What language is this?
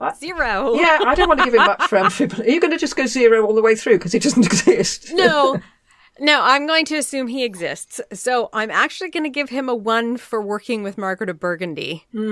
English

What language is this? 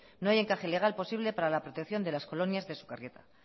Spanish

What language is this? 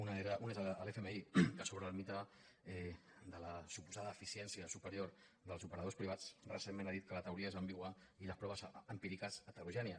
Catalan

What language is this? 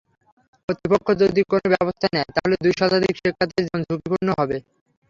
Bangla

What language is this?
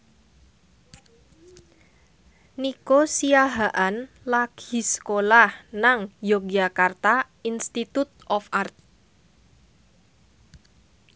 Javanese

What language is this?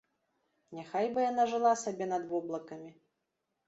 Belarusian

